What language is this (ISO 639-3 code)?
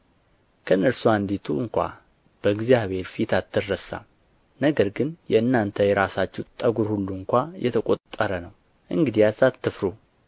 amh